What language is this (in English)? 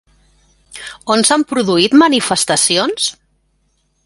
Catalan